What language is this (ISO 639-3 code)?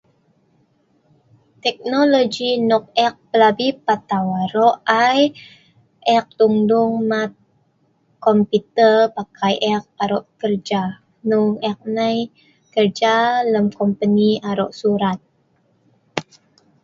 snv